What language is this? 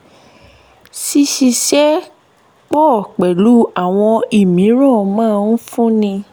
Yoruba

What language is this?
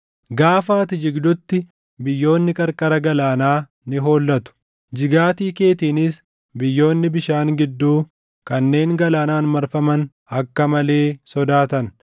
Oromo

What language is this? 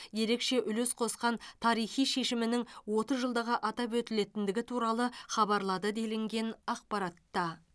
Kazakh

